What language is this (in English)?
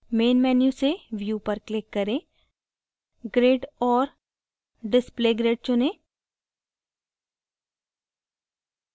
Hindi